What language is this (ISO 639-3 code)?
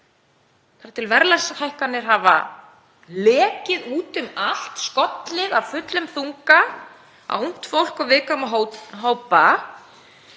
isl